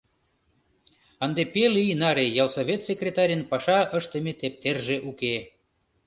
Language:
Mari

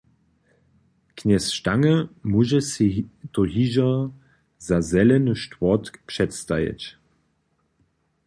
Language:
Upper Sorbian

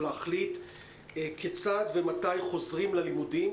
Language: Hebrew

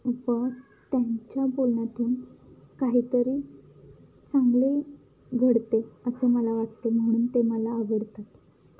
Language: Marathi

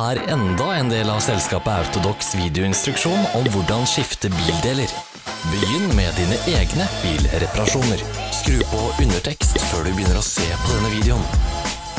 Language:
Norwegian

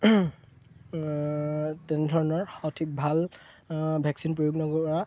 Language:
Assamese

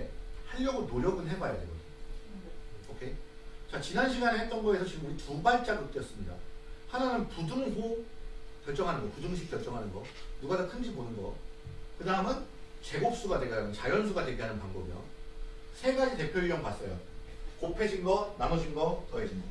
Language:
Korean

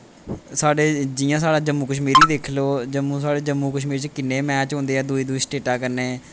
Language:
Dogri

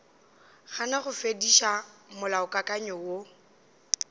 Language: Northern Sotho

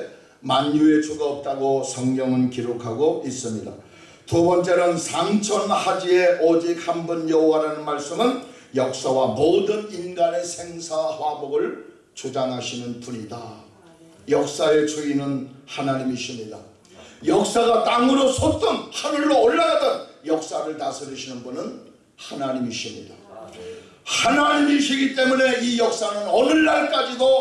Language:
Korean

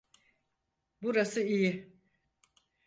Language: Turkish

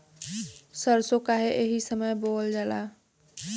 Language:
Bhojpuri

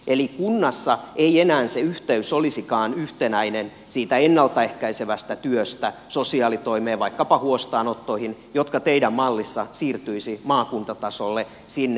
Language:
Finnish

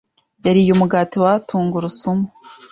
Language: Kinyarwanda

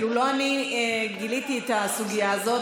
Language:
Hebrew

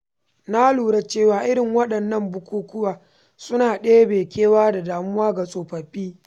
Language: Hausa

